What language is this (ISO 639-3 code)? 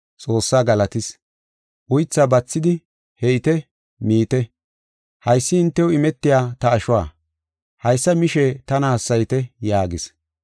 gof